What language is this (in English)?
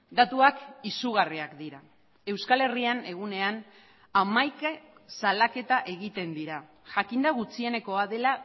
Basque